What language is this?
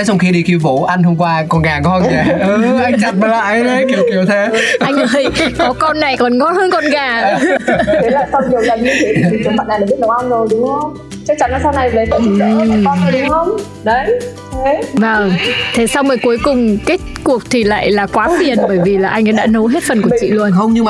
Vietnamese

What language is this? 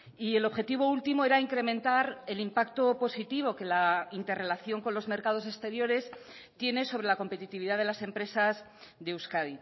Spanish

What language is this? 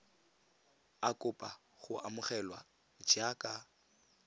Tswana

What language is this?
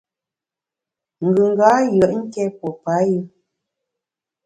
Bamun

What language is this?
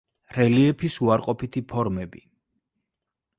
Georgian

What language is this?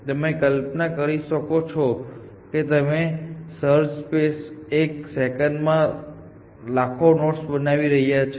Gujarati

